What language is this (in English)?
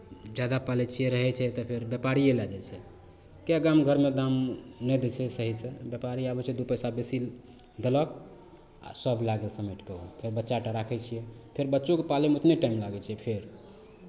Maithili